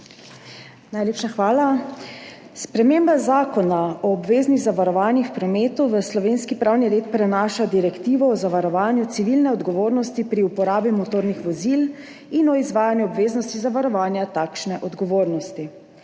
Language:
Slovenian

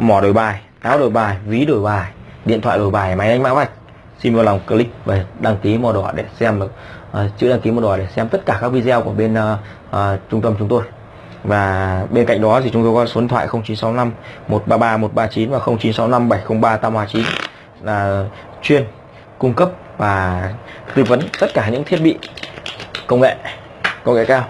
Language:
Vietnamese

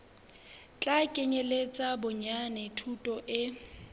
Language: Southern Sotho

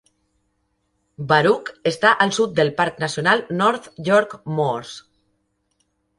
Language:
Catalan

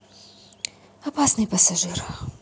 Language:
Russian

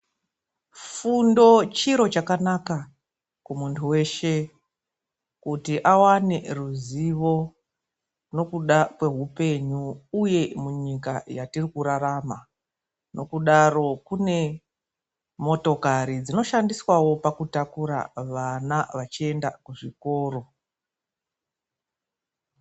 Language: Ndau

